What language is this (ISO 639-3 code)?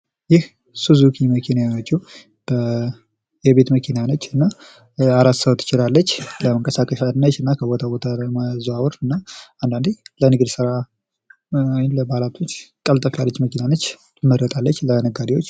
amh